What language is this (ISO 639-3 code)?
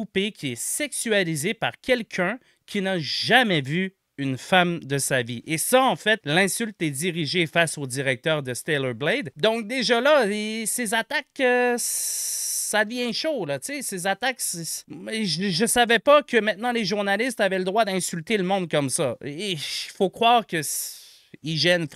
fra